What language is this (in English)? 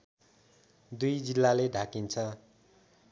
Nepali